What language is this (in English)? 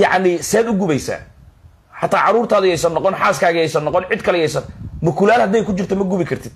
Arabic